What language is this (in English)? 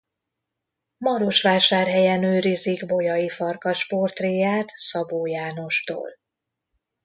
Hungarian